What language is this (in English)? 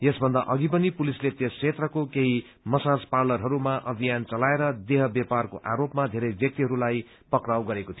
Nepali